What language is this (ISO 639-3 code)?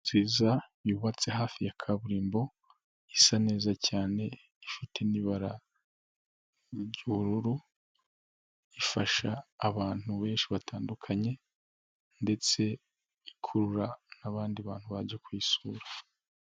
kin